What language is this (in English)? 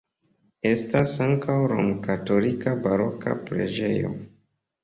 Esperanto